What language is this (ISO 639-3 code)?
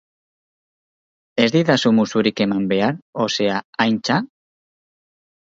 eus